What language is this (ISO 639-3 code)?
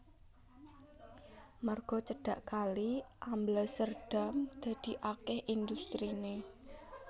jav